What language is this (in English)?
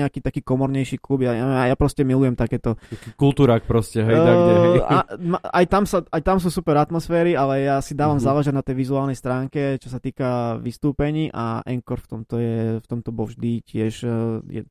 Slovak